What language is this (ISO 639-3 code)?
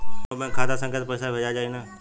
bho